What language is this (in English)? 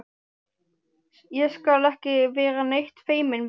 Icelandic